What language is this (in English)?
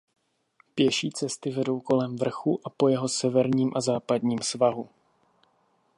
Czech